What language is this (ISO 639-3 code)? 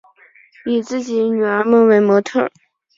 zho